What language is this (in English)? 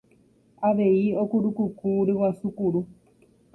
Guarani